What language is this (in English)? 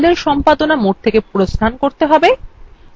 Bangla